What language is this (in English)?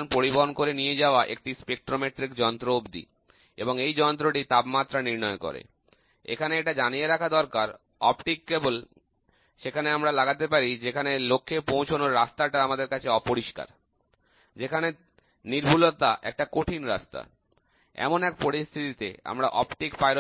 Bangla